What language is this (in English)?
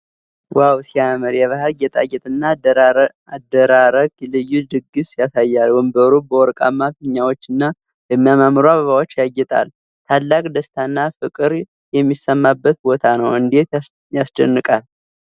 Amharic